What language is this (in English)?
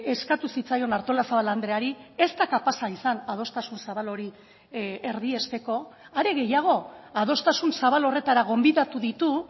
Basque